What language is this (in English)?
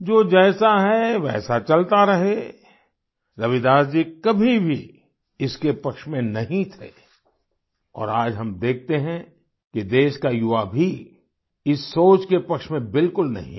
Hindi